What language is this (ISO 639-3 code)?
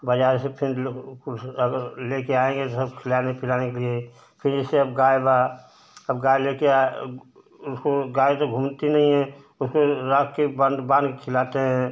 hin